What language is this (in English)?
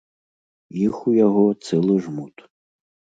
Belarusian